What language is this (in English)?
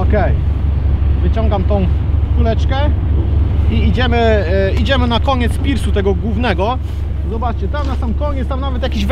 Polish